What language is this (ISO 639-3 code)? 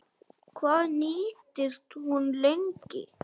isl